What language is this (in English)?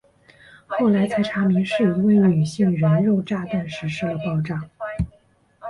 Chinese